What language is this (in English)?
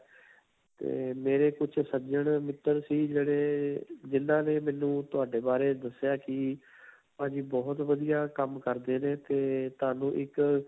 Punjabi